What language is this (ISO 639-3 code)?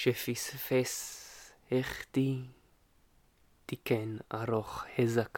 heb